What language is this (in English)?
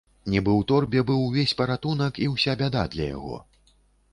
Belarusian